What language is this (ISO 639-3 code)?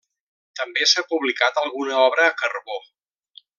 cat